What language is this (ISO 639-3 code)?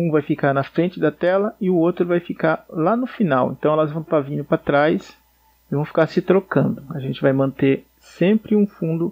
por